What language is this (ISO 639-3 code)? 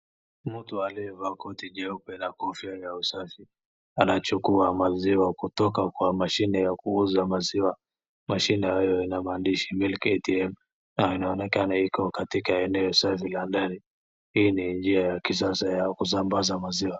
swa